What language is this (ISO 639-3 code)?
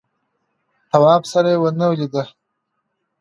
pus